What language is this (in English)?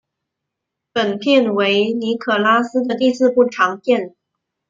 Chinese